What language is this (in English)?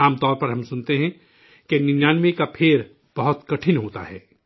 Urdu